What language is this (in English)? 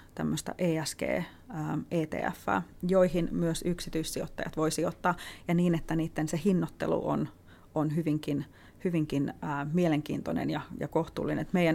Finnish